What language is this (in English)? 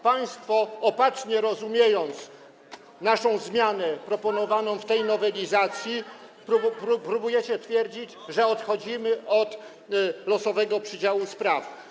Polish